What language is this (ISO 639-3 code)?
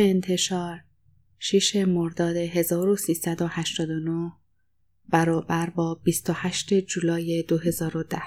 fas